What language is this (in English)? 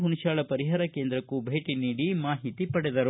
Kannada